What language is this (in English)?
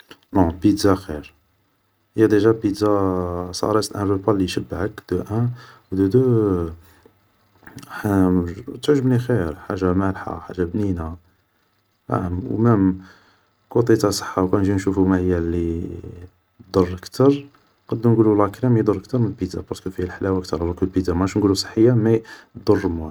Algerian Arabic